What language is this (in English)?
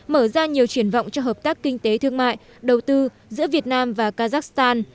Vietnamese